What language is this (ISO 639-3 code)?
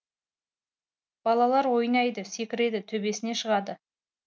kaz